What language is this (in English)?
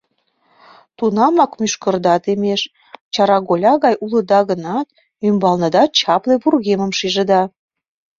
Mari